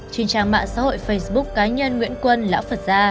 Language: Vietnamese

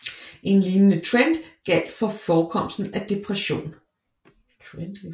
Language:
Danish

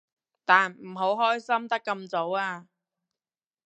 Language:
Cantonese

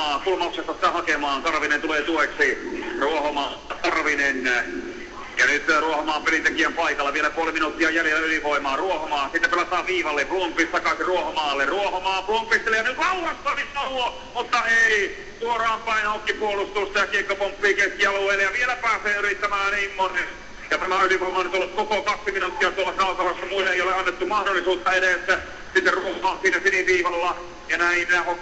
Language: Finnish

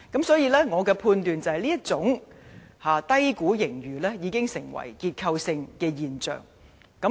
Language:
Cantonese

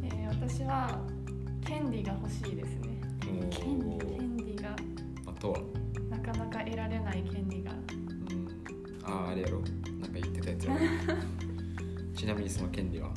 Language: Japanese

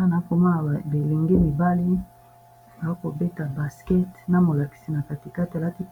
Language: Lingala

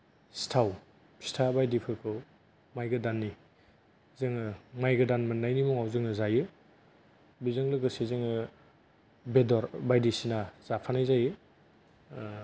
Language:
Bodo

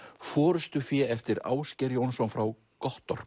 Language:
Icelandic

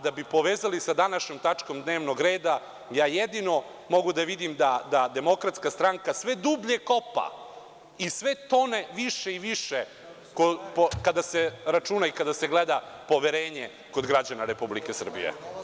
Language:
Serbian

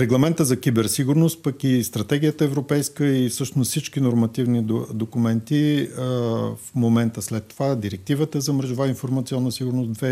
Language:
Bulgarian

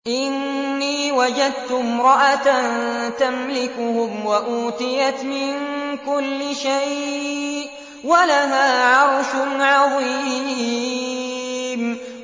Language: Arabic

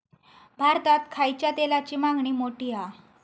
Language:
Marathi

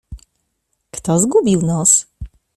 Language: Polish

